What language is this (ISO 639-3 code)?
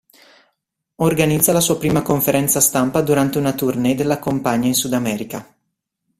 ita